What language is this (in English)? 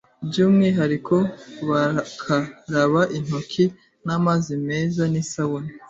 Kinyarwanda